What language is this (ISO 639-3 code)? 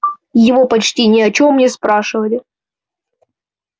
rus